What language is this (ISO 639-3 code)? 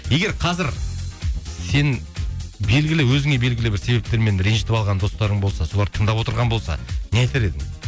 kaz